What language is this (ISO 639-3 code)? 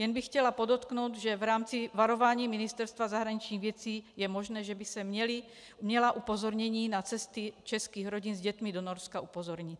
ces